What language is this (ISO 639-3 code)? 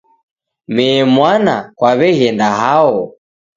dav